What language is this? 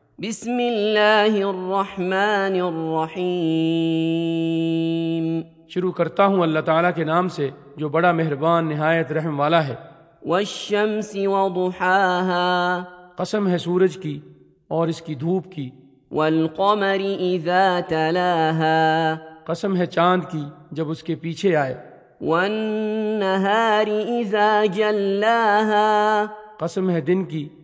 Urdu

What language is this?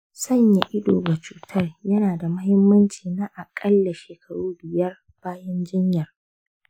Hausa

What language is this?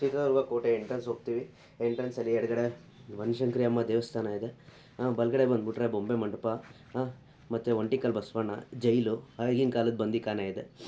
Kannada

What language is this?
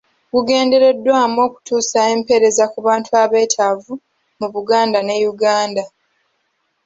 Ganda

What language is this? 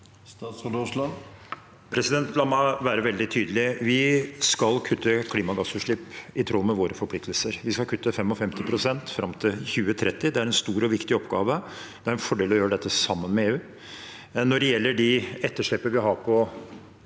Norwegian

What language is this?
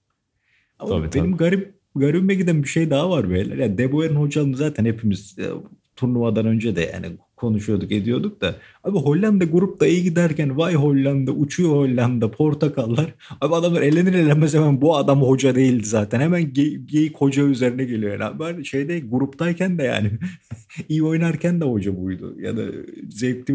Turkish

